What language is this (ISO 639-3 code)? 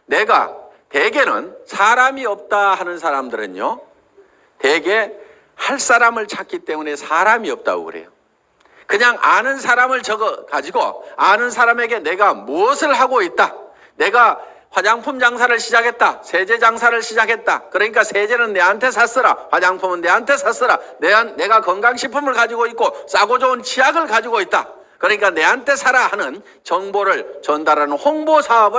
kor